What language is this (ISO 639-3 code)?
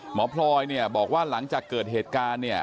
tha